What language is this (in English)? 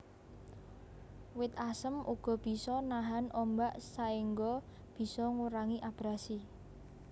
Javanese